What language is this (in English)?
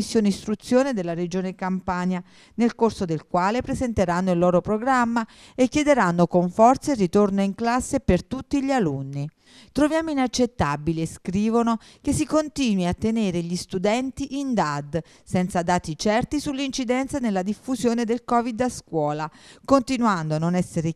Italian